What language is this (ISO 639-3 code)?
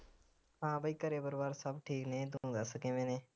pan